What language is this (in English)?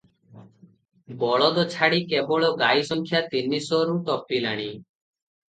Odia